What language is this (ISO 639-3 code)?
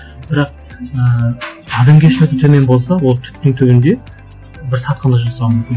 kaz